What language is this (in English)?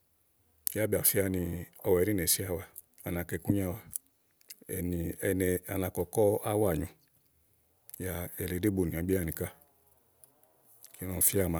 Igo